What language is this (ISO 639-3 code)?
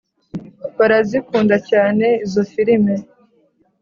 kin